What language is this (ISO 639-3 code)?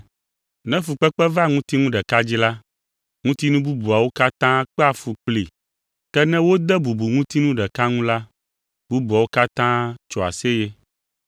ewe